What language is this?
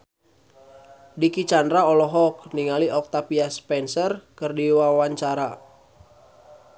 Sundanese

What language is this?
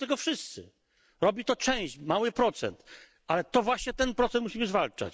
Polish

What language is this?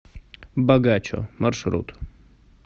Russian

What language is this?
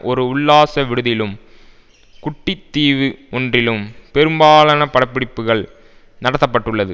Tamil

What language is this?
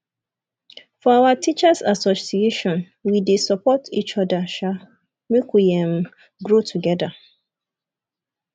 Nigerian Pidgin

